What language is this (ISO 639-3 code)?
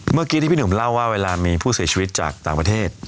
tha